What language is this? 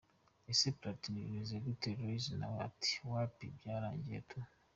Kinyarwanda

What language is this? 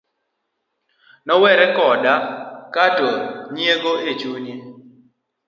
Luo (Kenya and Tanzania)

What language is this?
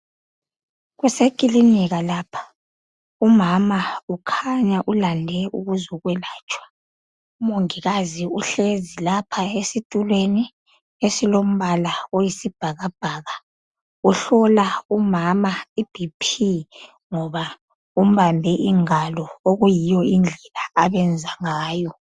North Ndebele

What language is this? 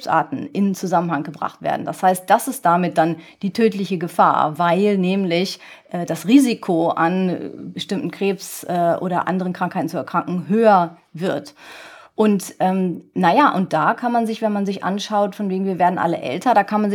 German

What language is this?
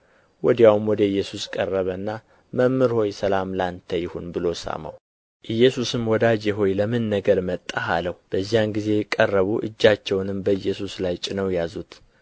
Amharic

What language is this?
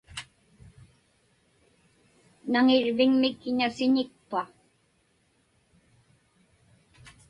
Inupiaq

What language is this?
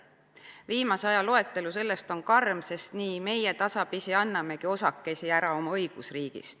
Estonian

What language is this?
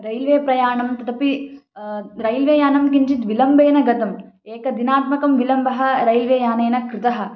Sanskrit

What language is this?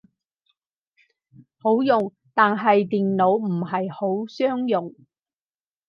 Cantonese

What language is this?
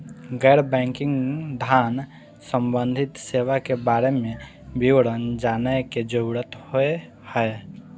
Maithili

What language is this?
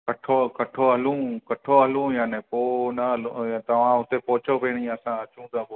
Sindhi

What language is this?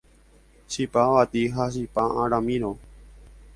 Guarani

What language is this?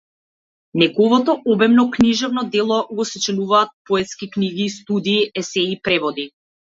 Macedonian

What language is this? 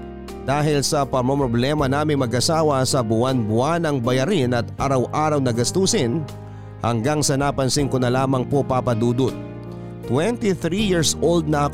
Filipino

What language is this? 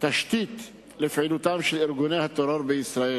Hebrew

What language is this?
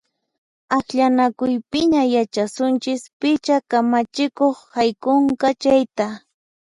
Puno Quechua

